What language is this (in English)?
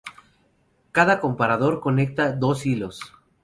Spanish